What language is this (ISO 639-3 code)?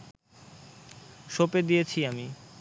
ben